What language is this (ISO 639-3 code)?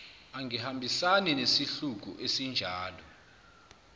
zul